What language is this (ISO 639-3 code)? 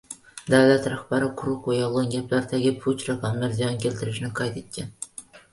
uzb